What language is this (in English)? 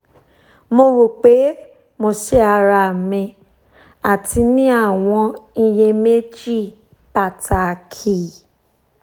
Yoruba